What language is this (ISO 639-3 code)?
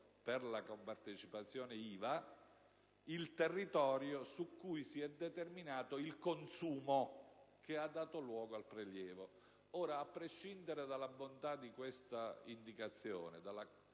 ita